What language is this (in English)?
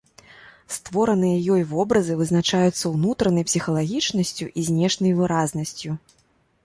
Belarusian